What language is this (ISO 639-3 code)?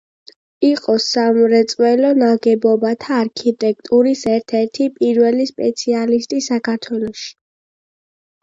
kat